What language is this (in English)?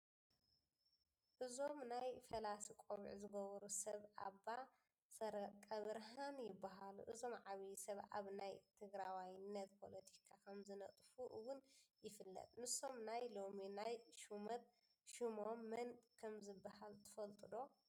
Tigrinya